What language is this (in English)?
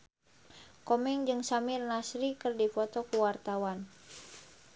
Sundanese